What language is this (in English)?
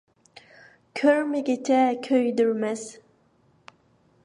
Uyghur